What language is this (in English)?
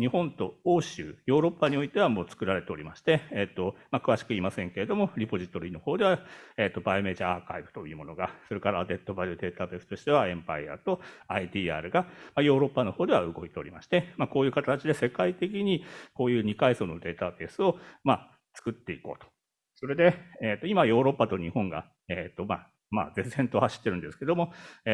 Japanese